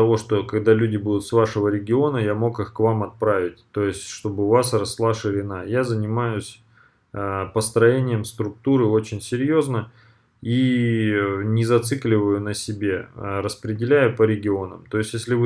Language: Russian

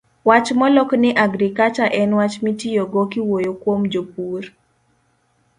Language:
Luo (Kenya and Tanzania)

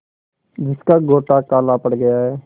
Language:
Hindi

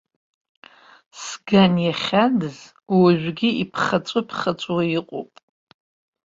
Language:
Abkhazian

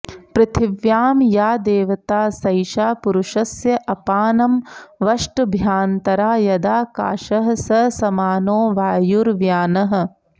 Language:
Sanskrit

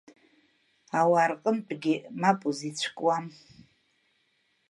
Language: Abkhazian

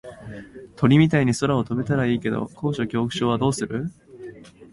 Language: Japanese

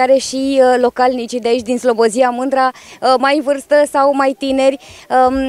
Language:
Romanian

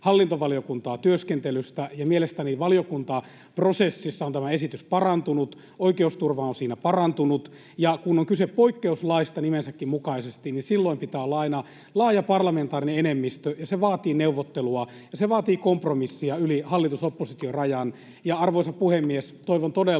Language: Finnish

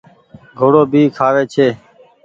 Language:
Goaria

